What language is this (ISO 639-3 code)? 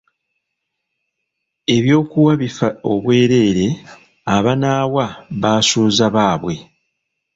lug